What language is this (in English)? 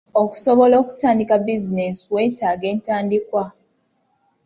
Ganda